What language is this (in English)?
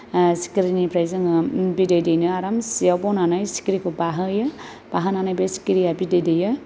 Bodo